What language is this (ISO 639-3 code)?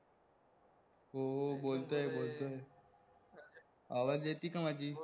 mar